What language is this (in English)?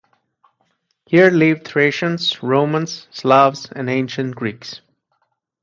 English